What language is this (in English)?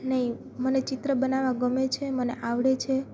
Gujarati